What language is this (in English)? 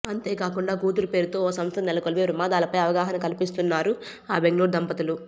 Telugu